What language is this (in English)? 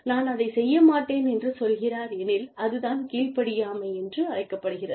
Tamil